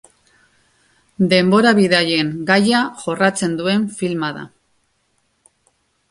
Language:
Basque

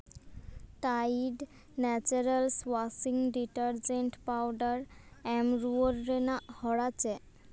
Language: Santali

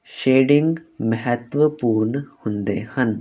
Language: Punjabi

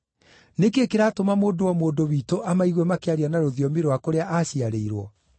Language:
Kikuyu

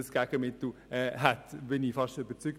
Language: Swiss German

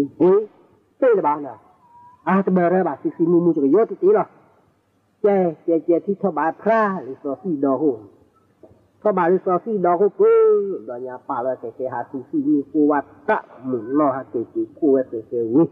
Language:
Thai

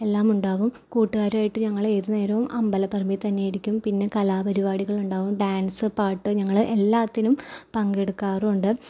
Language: Malayalam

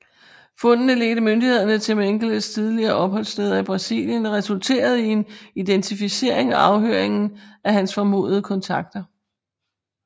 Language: Danish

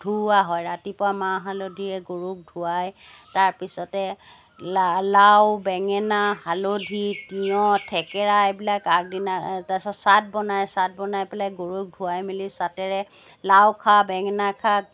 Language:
Assamese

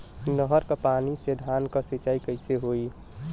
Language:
Bhojpuri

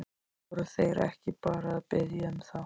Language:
Icelandic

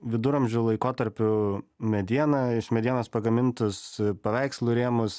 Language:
Lithuanian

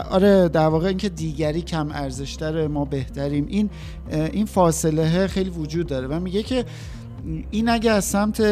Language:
Persian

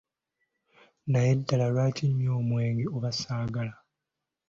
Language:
Ganda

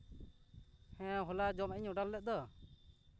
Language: Santali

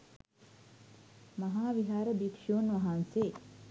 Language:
Sinhala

